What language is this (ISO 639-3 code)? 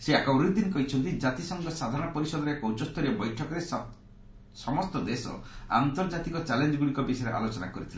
ori